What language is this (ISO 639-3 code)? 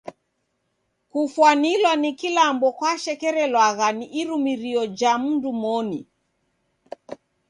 dav